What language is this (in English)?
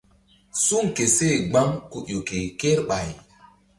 Mbum